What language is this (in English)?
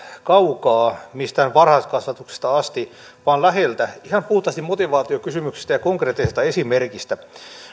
Finnish